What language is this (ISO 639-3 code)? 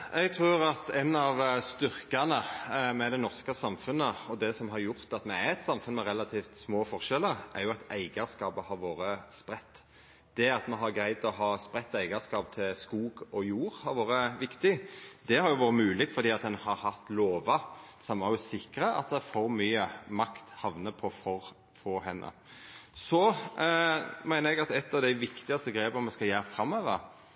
nor